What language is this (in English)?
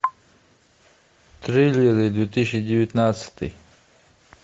Russian